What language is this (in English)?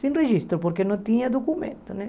Portuguese